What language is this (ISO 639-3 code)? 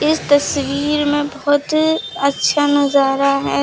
hin